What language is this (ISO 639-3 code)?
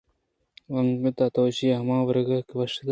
bgp